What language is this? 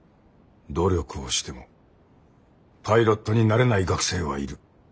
Japanese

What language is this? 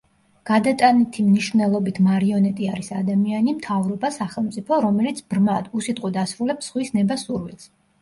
Georgian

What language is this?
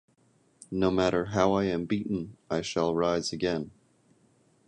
English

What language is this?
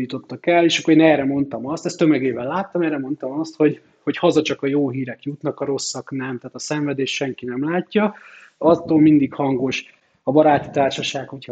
Hungarian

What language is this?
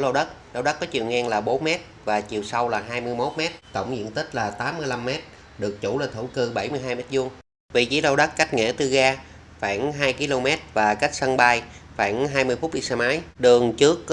Vietnamese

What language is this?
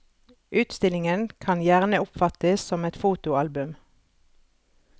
Norwegian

